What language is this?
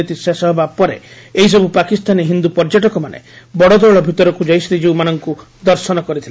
Odia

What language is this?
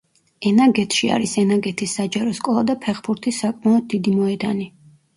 Georgian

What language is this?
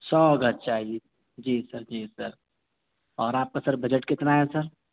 Urdu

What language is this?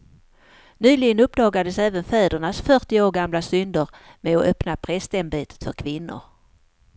Swedish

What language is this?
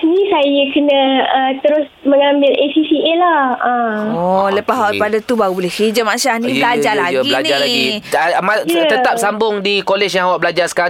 Malay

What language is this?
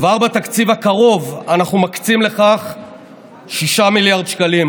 Hebrew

